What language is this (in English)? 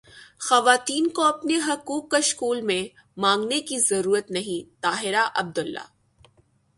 Urdu